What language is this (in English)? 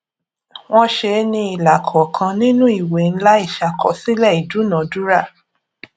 Yoruba